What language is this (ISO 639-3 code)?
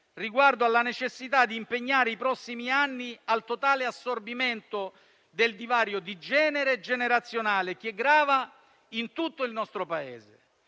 ita